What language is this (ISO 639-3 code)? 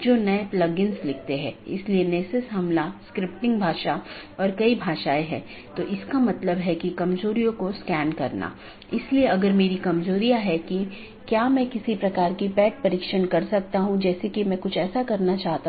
hin